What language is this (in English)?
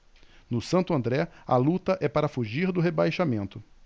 Portuguese